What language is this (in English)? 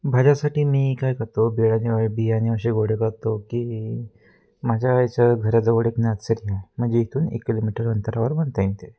Marathi